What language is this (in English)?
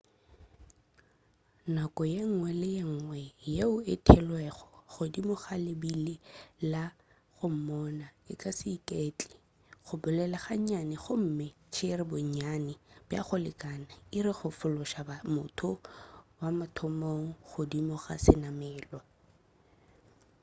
Northern Sotho